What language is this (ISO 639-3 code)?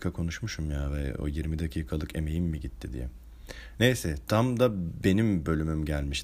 tur